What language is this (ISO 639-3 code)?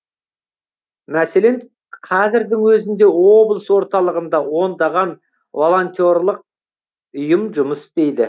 kaz